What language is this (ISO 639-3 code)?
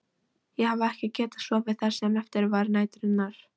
isl